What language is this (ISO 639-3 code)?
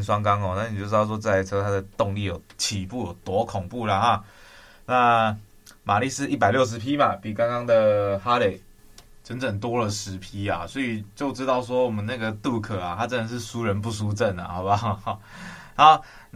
zho